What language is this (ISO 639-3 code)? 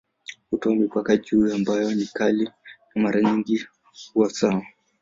swa